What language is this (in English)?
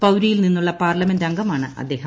Malayalam